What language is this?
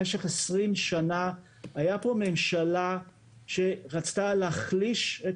Hebrew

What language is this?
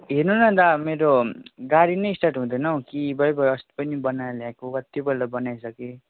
Nepali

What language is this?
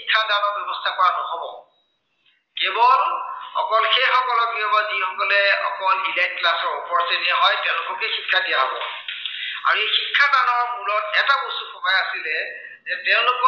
Assamese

